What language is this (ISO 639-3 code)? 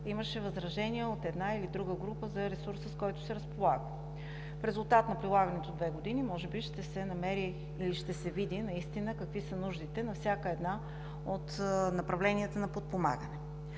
bul